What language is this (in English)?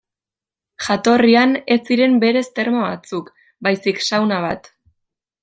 Basque